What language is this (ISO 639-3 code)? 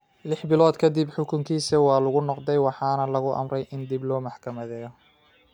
som